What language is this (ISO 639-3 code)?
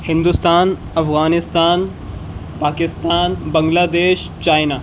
urd